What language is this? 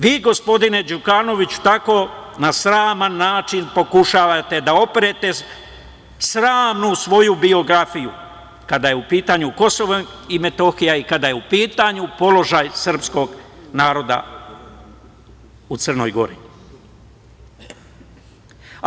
Serbian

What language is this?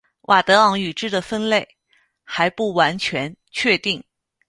Chinese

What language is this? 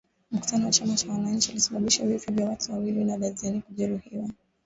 Swahili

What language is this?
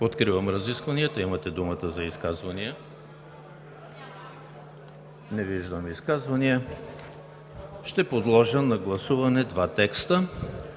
Bulgarian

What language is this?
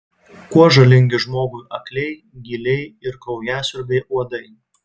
Lithuanian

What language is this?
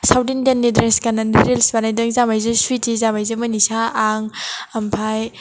Bodo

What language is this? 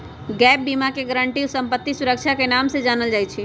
Magahi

